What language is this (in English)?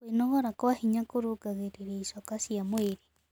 Kikuyu